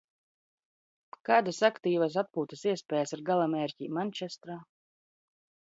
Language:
Latvian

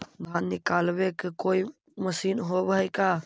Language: Magahi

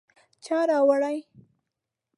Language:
Pashto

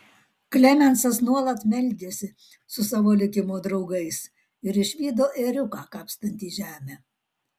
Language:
Lithuanian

